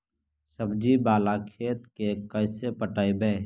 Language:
Magahi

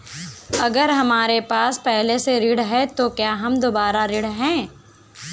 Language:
Hindi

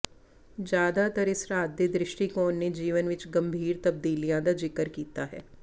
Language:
Punjabi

